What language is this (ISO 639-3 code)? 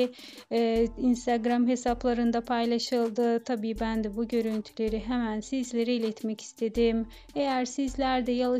tur